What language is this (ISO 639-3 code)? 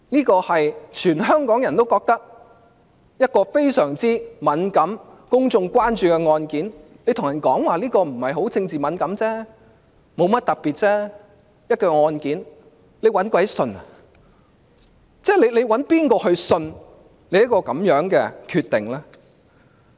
yue